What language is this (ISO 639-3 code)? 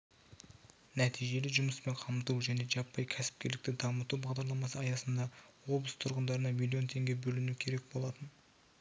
kaz